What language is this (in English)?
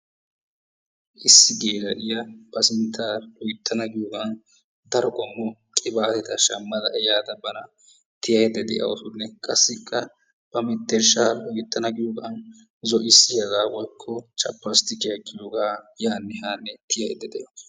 Wolaytta